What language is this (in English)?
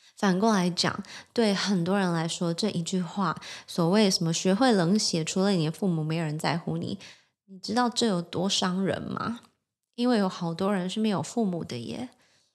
Chinese